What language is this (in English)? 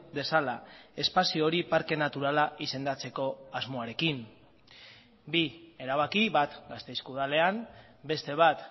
Basque